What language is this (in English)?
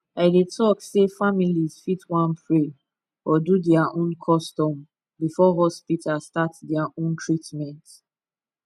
Nigerian Pidgin